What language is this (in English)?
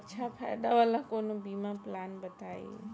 Bhojpuri